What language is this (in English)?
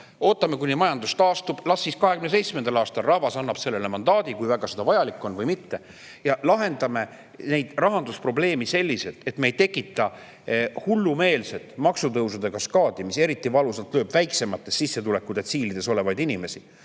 Estonian